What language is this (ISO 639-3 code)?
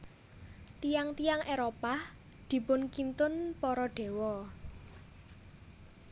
jav